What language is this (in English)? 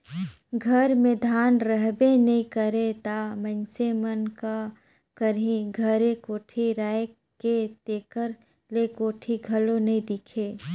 Chhattisgarhi